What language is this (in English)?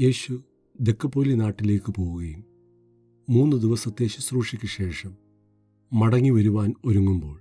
Malayalam